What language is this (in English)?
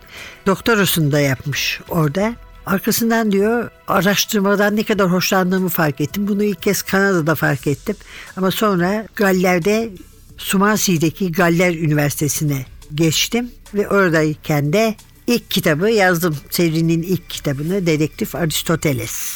Turkish